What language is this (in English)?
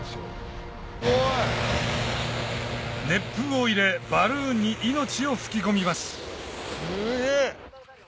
Japanese